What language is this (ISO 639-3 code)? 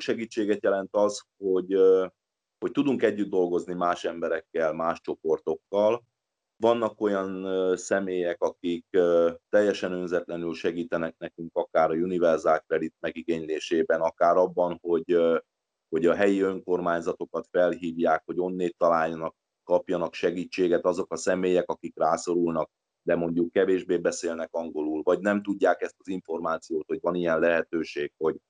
hun